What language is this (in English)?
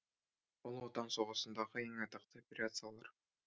Kazakh